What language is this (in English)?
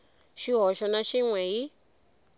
Tsonga